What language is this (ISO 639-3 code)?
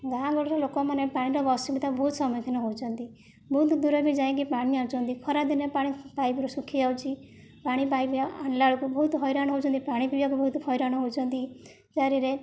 ori